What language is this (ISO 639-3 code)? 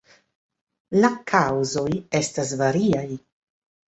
epo